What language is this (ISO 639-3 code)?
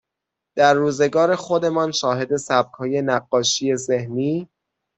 fas